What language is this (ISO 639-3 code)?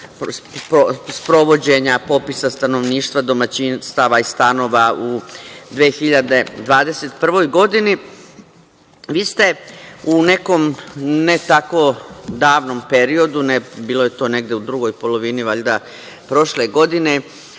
srp